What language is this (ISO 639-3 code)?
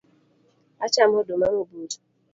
luo